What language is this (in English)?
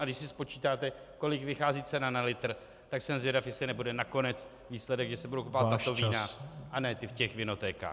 Czech